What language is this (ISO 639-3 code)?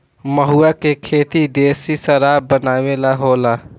bho